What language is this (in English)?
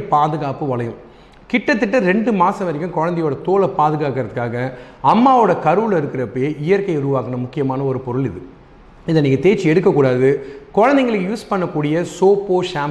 Tamil